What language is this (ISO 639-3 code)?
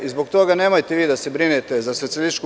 srp